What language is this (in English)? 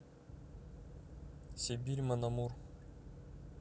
Russian